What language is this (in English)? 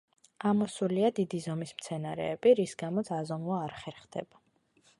Georgian